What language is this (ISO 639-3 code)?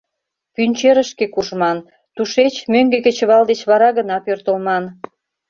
chm